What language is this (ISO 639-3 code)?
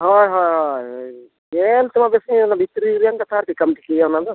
sat